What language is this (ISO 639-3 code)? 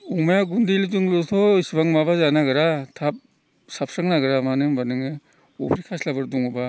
brx